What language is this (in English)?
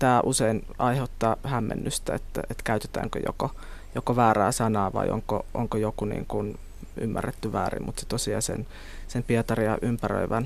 Finnish